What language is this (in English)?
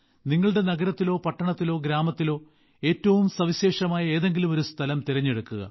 Malayalam